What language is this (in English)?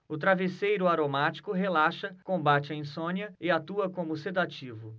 Portuguese